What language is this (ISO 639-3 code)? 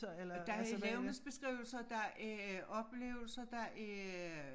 dan